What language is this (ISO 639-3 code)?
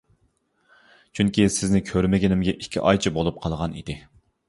uig